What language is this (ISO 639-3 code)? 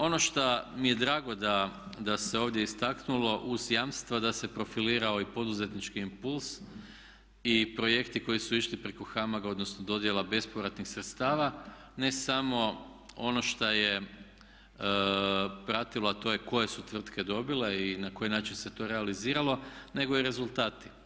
hrv